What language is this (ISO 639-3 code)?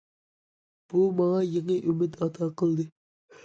uig